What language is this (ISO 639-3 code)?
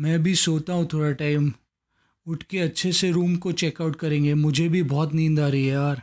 hin